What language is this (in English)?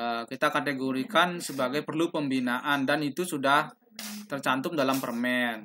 Indonesian